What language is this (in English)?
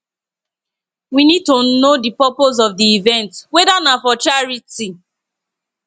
Nigerian Pidgin